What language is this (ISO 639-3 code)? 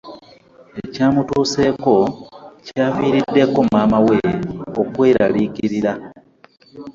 lug